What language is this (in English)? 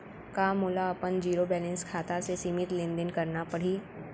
Chhattisgarhi